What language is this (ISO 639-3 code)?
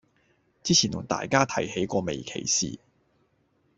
yue